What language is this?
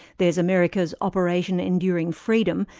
English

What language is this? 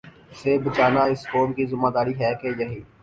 Urdu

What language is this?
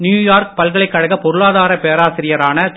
Tamil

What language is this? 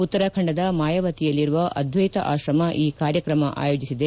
Kannada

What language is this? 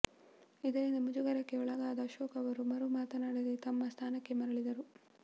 Kannada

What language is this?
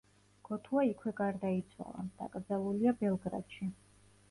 Georgian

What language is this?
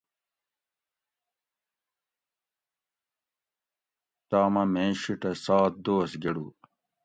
Gawri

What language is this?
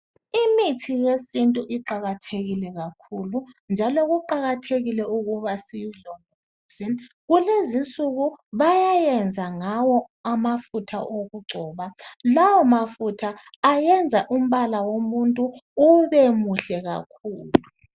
North Ndebele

